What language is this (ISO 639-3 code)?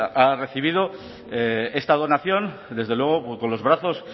spa